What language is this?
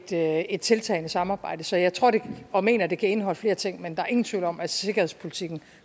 Danish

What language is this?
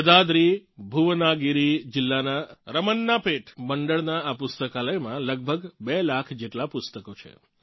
Gujarati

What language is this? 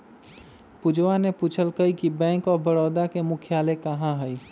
Magahi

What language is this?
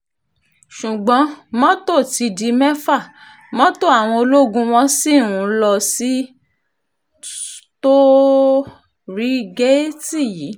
Yoruba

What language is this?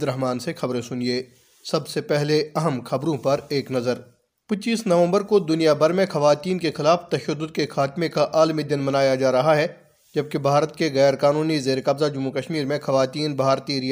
Urdu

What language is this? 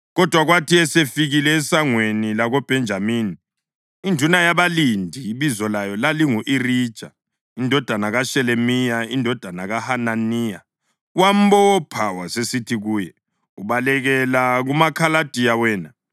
North Ndebele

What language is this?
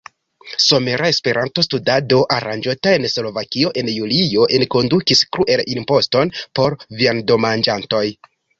Esperanto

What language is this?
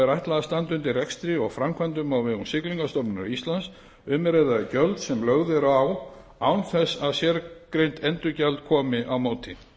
Icelandic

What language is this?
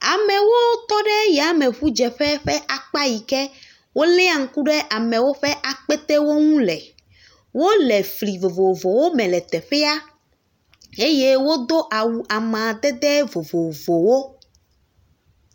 Ewe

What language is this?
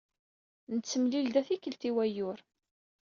Kabyle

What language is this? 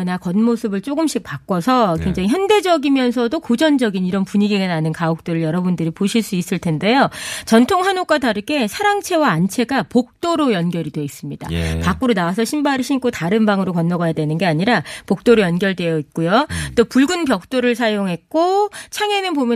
Korean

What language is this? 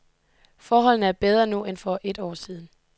Danish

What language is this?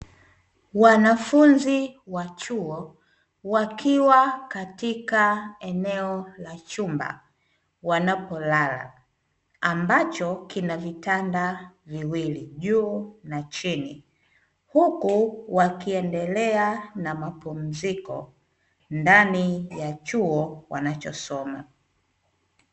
Swahili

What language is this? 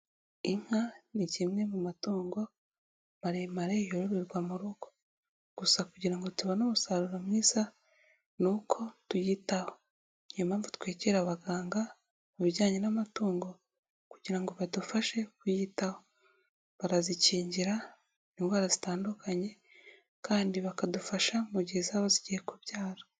Kinyarwanda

